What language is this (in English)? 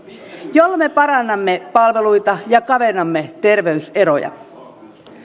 Finnish